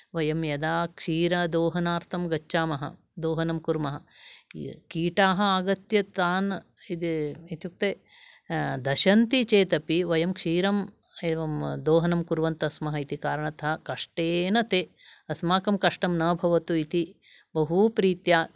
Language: Sanskrit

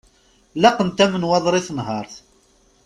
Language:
Kabyle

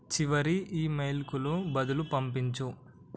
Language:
Telugu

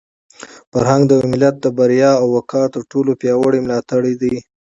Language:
Pashto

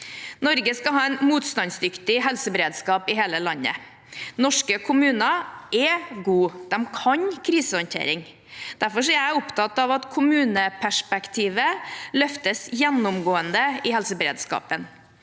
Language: Norwegian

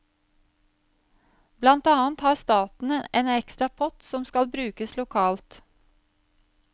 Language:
Norwegian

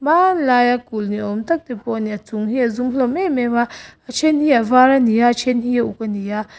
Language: Mizo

